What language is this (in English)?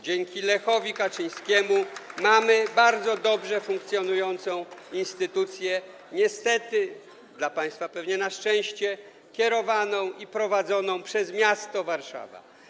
Polish